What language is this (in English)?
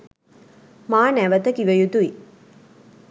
Sinhala